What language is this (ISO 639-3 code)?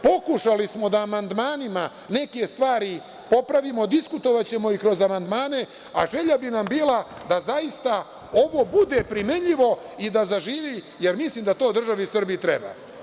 srp